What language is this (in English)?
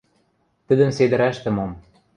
Western Mari